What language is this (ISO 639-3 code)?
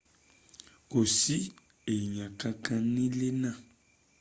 yor